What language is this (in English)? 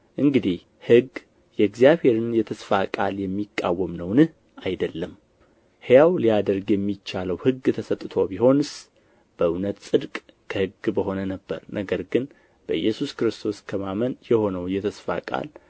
Amharic